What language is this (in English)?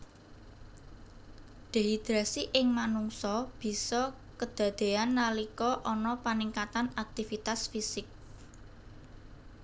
Javanese